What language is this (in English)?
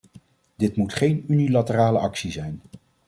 Dutch